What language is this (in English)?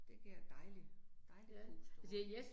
Danish